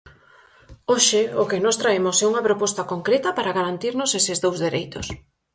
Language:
Galician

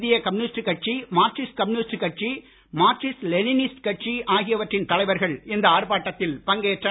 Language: Tamil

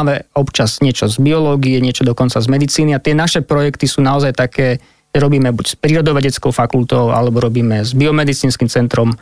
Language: Slovak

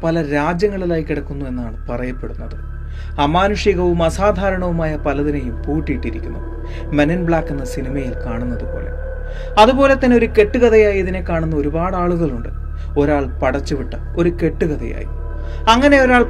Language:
Malayalam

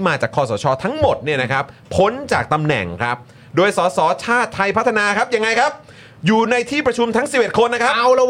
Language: Thai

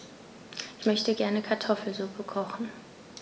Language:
German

